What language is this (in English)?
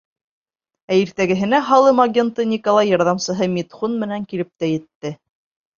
Bashkir